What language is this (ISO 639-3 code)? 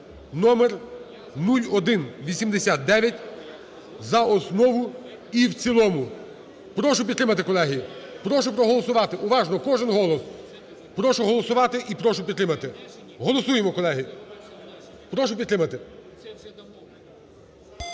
ukr